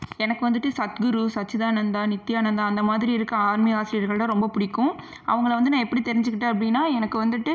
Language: Tamil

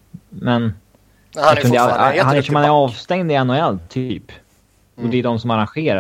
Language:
Swedish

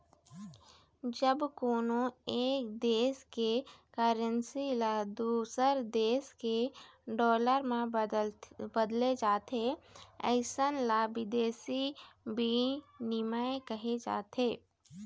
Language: Chhattisgarhi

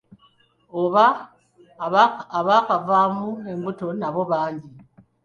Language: Ganda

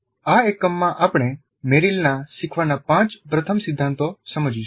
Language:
Gujarati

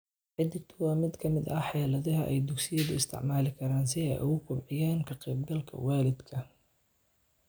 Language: Somali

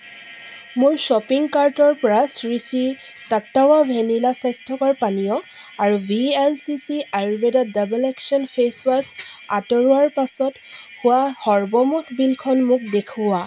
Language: Assamese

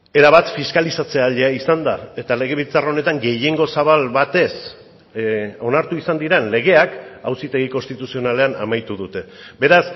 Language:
Basque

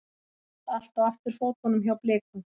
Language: Icelandic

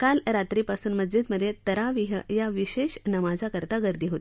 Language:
Marathi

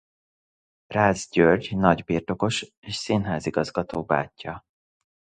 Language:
Hungarian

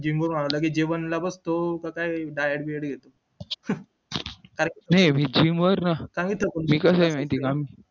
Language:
Marathi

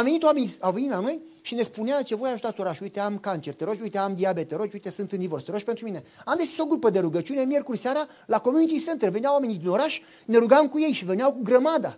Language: Romanian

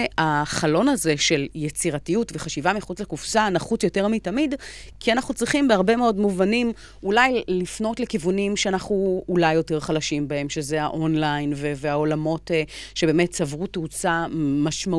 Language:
Hebrew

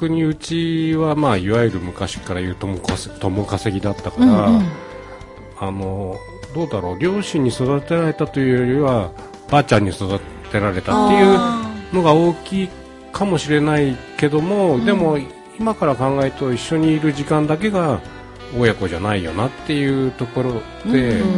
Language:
Japanese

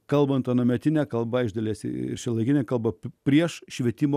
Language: Lithuanian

